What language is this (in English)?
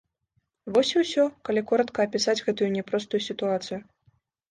Belarusian